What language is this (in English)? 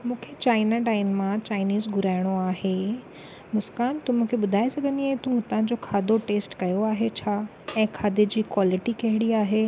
Sindhi